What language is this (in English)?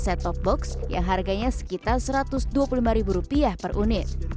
Indonesian